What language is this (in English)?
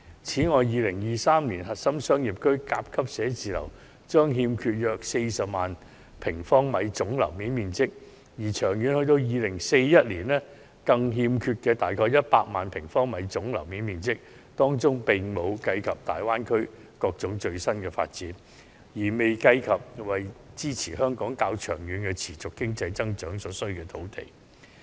Cantonese